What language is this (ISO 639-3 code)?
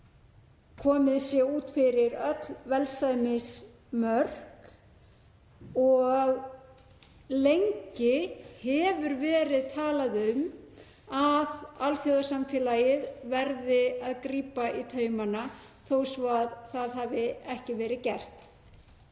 isl